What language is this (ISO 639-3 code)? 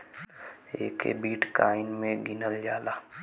bho